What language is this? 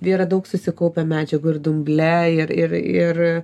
Lithuanian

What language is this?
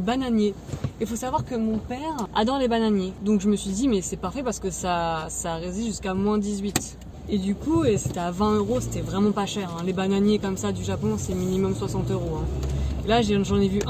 French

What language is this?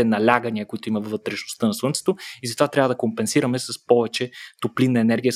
Bulgarian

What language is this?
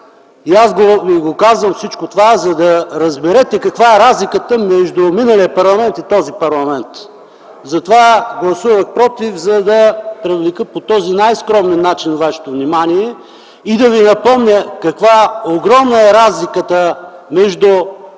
Bulgarian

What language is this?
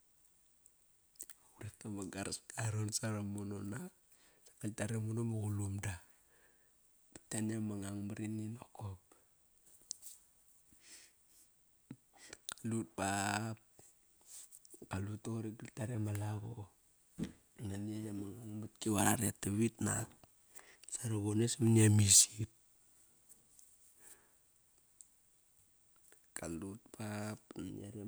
Kairak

